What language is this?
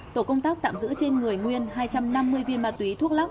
Vietnamese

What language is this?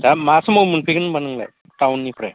Bodo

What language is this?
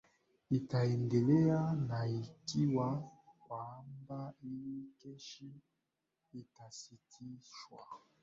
Swahili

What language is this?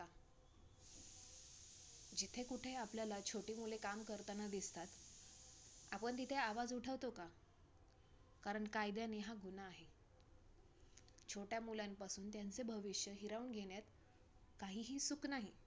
Marathi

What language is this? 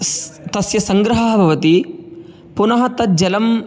Sanskrit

